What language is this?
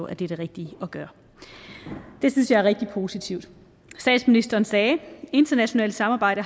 Danish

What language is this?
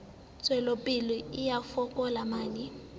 Southern Sotho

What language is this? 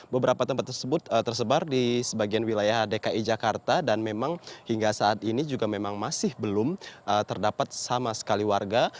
Indonesian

